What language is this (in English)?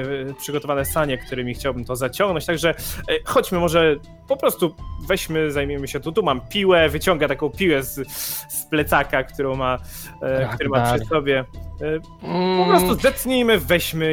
Polish